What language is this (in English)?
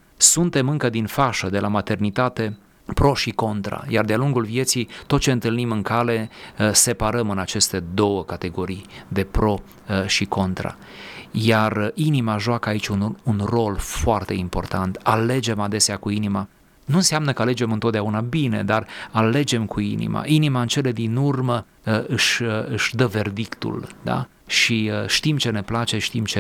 Romanian